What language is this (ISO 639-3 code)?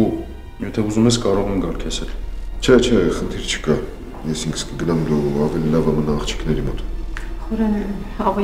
ron